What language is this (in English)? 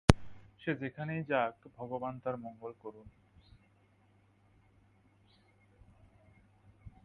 Bangla